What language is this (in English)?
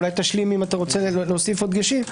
Hebrew